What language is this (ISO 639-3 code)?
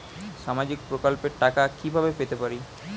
ben